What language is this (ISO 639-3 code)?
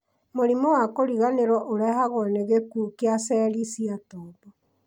kik